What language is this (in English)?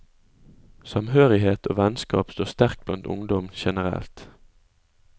Norwegian